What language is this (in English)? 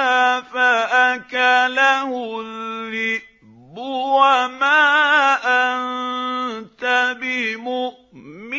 Arabic